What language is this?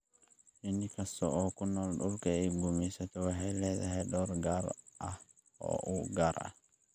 Somali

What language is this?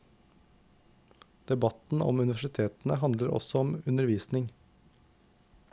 Norwegian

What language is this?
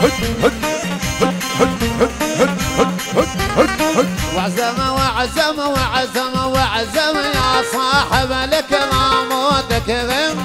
Arabic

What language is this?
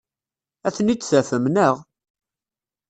Kabyle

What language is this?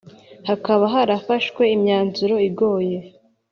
Kinyarwanda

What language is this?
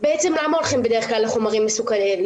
Hebrew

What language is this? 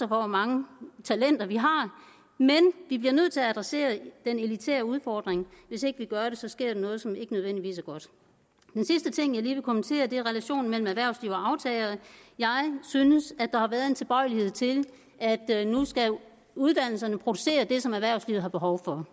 Danish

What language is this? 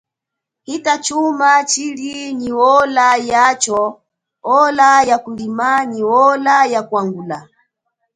Chokwe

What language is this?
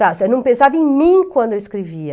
Portuguese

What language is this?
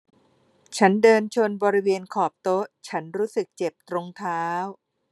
Thai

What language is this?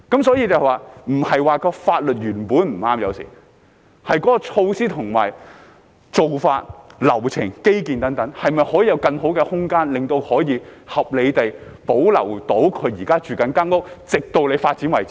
Cantonese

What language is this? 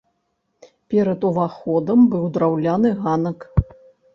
Belarusian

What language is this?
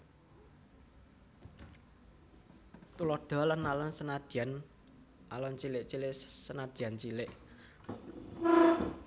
Javanese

